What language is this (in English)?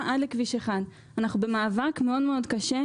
Hebrew